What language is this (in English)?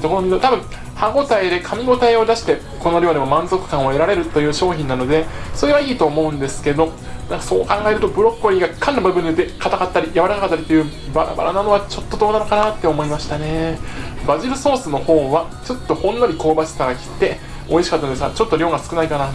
Japanese